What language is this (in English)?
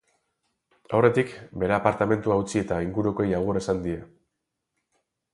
Basque